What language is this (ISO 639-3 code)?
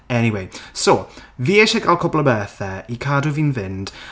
cym